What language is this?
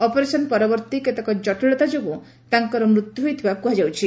Odia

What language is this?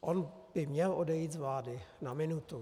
Czech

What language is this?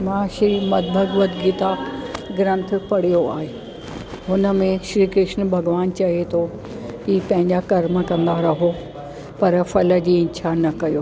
Sindhi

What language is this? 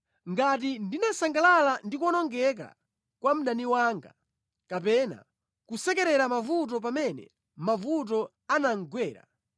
Nyanja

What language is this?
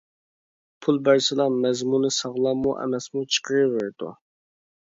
Uyghur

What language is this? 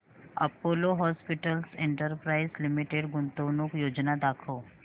Marathi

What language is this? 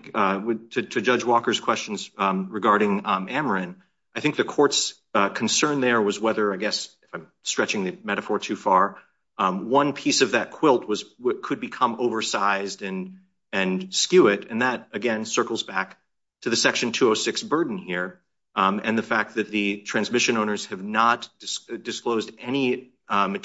English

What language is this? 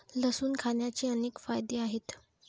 Marathi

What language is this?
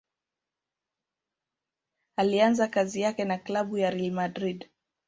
Swahili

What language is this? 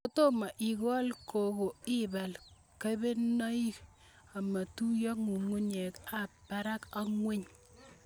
Kalenjin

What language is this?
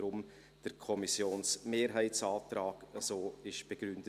Swiss German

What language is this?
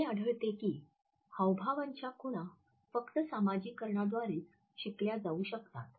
Marathi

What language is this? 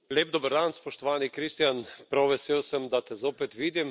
Slovenian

